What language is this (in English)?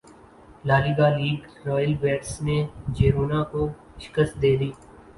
Urdu